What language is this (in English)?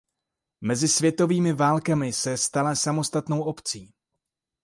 Czech